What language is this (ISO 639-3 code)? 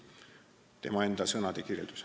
est